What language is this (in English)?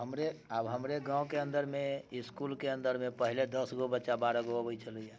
Maithili